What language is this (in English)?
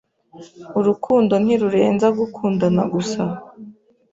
Kinyarwanda